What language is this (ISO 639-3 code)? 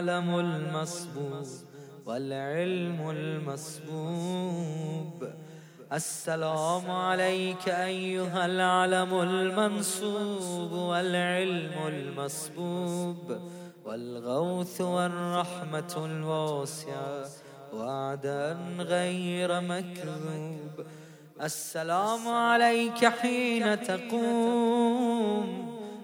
ara